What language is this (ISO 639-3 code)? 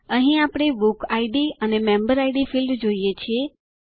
guj